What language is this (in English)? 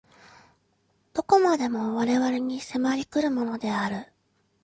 Japanese